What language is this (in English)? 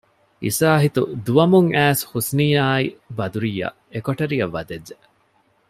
Divehi